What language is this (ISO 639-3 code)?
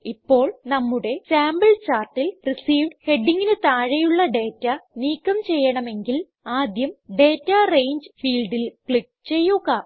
mal